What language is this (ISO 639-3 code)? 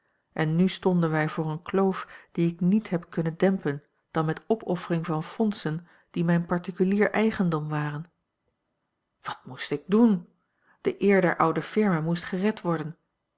nld